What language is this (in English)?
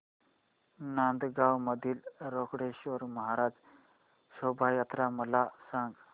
Marathi